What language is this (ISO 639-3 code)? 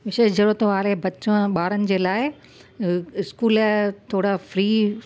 snd